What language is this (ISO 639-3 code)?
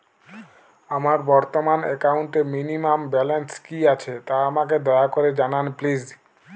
ben